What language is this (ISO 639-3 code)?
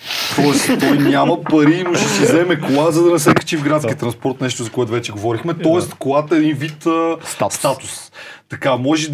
bul